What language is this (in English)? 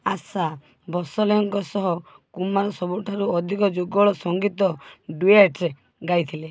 Odia